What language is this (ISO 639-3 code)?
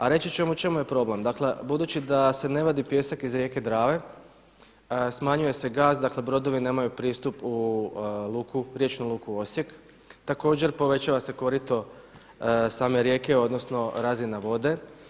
hrv